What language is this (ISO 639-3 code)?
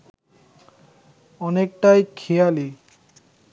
ben